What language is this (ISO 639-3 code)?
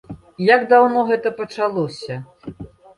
bel